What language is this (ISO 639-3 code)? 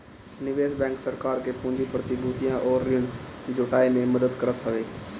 bho